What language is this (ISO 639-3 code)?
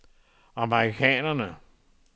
dan